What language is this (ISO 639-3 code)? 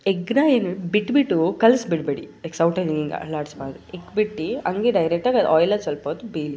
kan